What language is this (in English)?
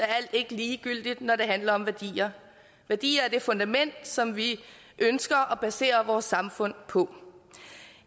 Danish